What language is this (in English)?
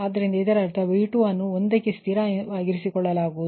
Kannada